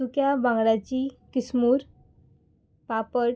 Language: Konkani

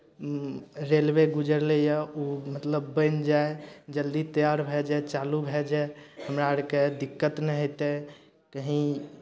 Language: Maithili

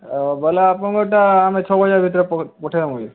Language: Odia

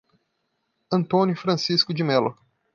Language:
Portuguese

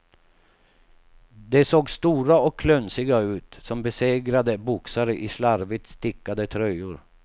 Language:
Swedish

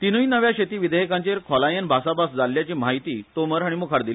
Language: Konkani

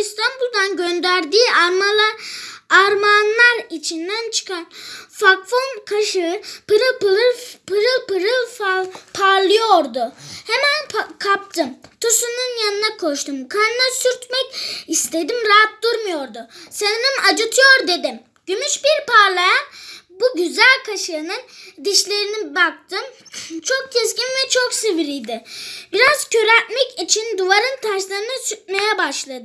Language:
Turkish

